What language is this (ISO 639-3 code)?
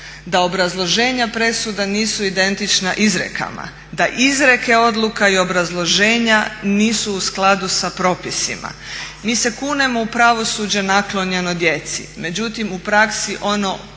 hrv